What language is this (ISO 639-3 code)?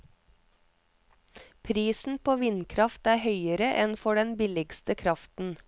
nor